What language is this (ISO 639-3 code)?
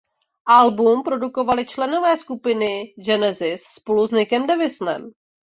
ces